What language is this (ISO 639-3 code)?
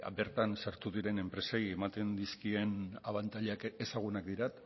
eus